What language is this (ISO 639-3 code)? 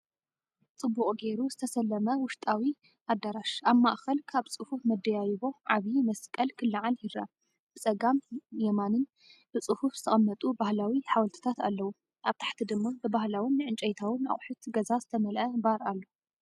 tir